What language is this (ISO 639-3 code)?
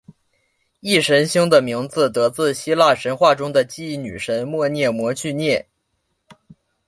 zho